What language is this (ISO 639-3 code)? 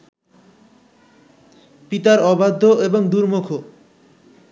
ben